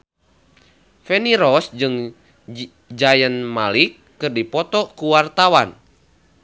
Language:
Sundanese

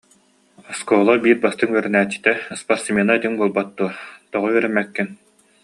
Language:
Yakut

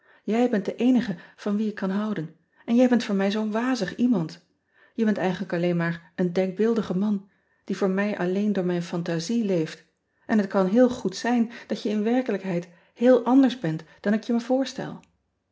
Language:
Dutch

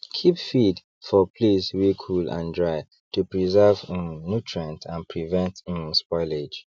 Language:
Nigerian Pidgin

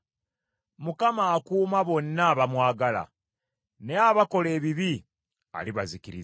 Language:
Ganda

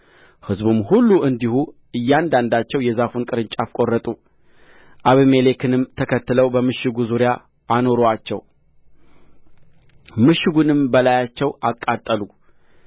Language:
Amharic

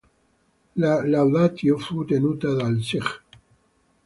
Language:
Italian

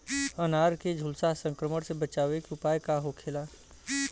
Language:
Bhojpuri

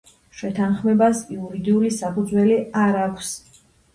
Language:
Georgian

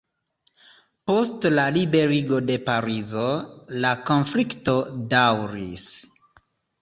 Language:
Esperanto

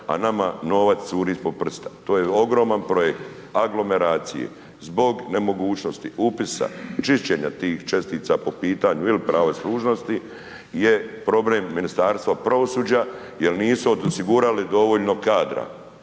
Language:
Croatian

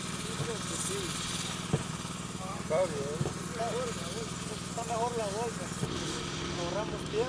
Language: Spanish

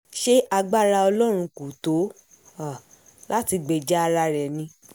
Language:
Yoruba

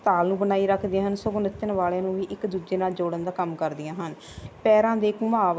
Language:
Punjabi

